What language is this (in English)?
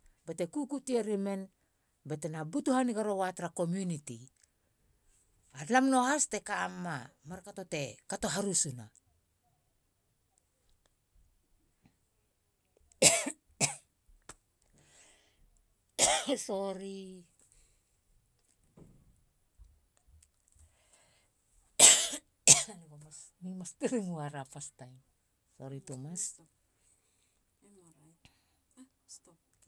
Halia